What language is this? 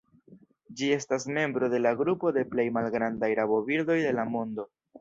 Esperanto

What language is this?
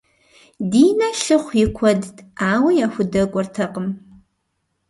Kabardian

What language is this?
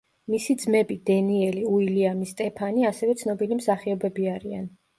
Georgian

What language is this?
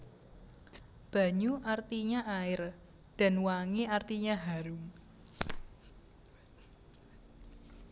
Javanese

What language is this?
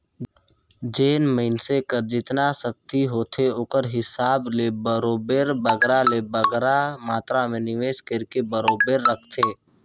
Chhattisgarhi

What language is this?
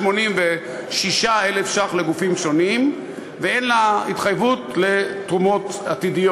Hebrew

